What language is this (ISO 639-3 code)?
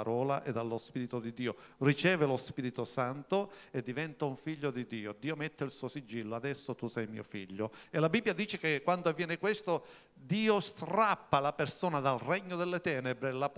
ita